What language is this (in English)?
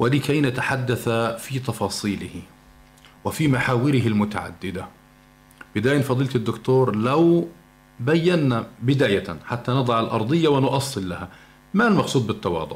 Arabic